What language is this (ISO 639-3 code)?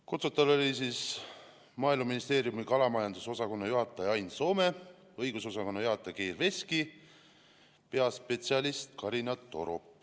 est